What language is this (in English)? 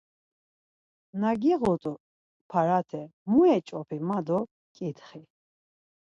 Laz